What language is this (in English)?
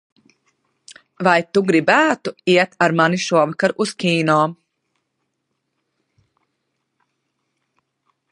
Latvian